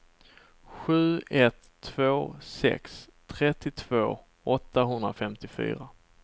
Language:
Swedish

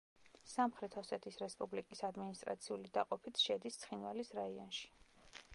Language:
Georgian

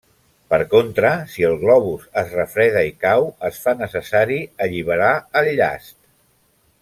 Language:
Catalan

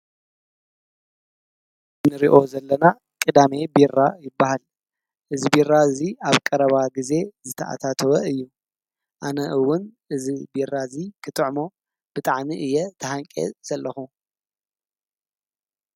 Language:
Tigrinya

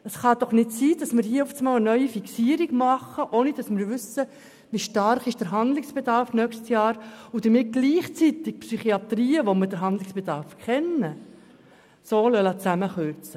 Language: Swiss German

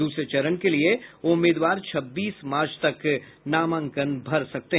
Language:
Hindi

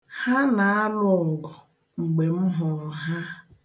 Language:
Igbo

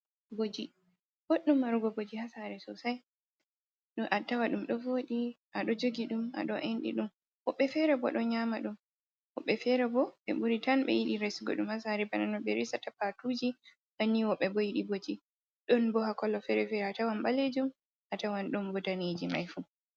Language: Fula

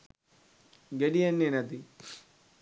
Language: Sinhala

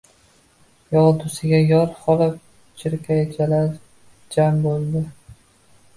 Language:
Uzbek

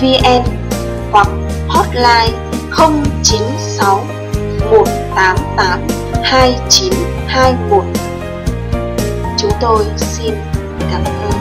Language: Vietnamese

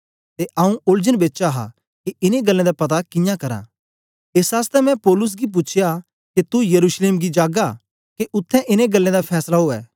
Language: Dogri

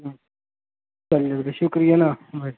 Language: Urdu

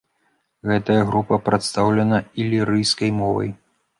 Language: Belarusian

